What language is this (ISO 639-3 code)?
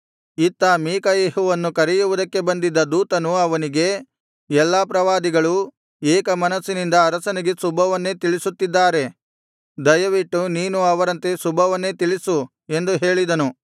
kan